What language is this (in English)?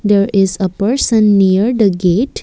English